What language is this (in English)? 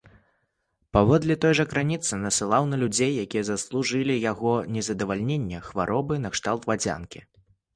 Belarusian